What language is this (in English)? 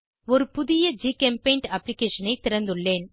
Tamil